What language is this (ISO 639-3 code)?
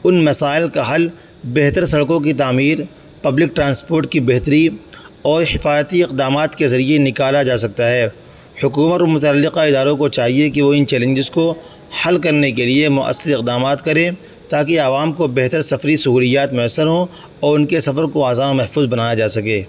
urd